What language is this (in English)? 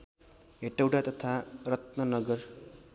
Nepali